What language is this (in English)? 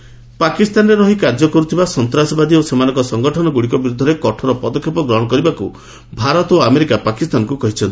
Odia